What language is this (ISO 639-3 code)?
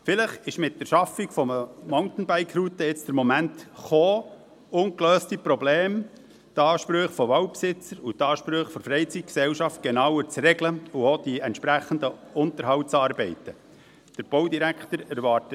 gsw